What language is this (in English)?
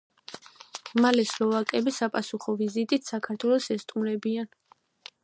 Georgian